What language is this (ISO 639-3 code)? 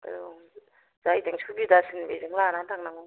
brx